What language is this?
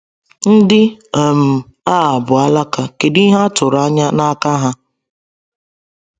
Igbo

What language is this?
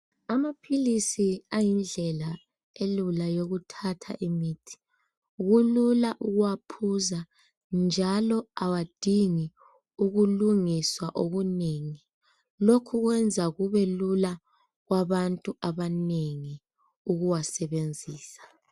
North Ndebele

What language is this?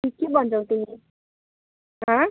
Nepali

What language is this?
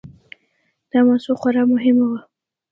Pashto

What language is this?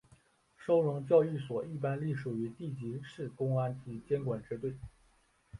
Chinese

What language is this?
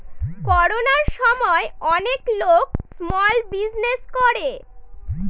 Bangla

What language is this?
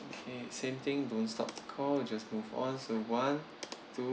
English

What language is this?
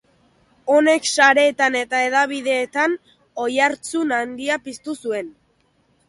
Basque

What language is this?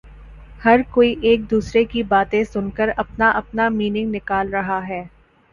Urdu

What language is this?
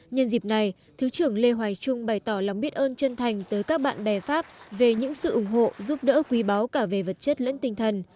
Vietnamese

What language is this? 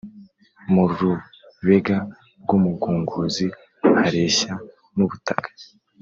Kinyarwanda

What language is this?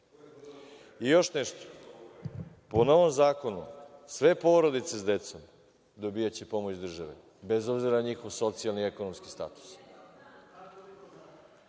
Serbian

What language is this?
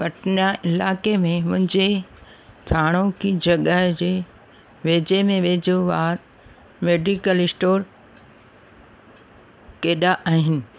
Sindhi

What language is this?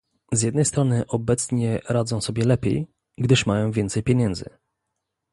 Polish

